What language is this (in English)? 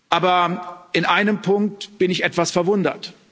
German